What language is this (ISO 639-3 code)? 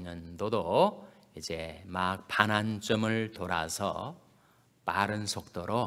kor